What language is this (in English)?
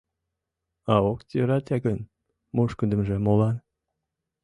Mari